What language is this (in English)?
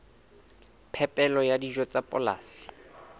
Southern Sotho